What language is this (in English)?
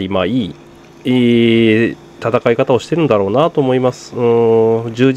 Japanese